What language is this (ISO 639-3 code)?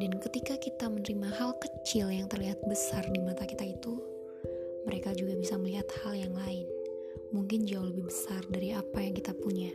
ind